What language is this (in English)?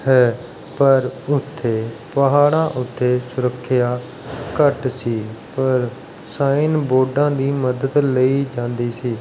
Punjabi